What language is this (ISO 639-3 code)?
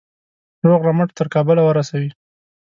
pus